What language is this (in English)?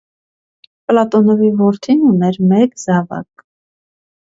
Armenian